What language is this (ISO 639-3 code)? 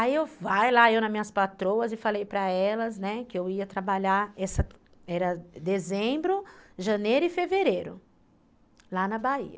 por